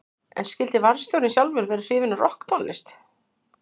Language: Icelandic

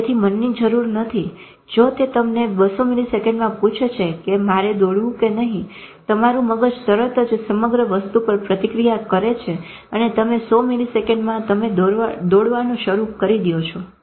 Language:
Gujarati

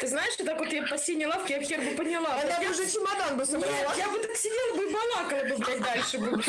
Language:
Russian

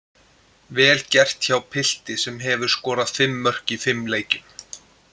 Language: Icelandic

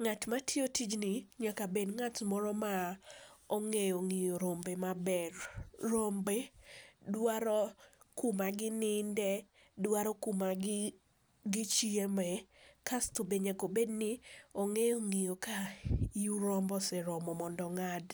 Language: Luo (Kenya and Tanzania)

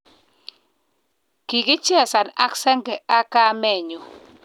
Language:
Kalenjin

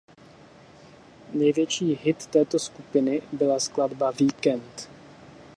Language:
Czech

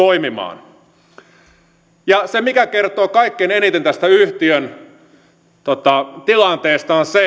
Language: Finnish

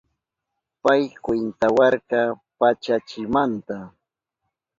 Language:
Southern Pastaza Quechua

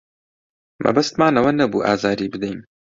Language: Central Kurdish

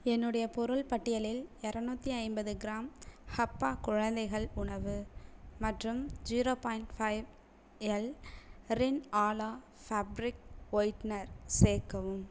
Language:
Tamil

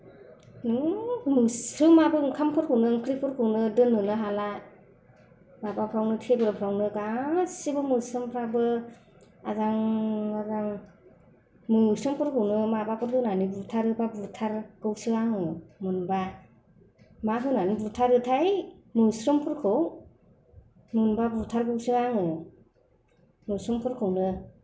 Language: Bodo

